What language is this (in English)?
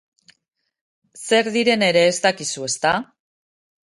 Basque